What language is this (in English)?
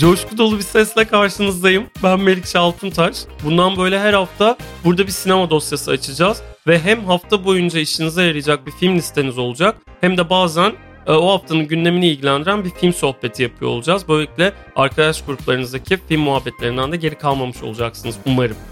Turkish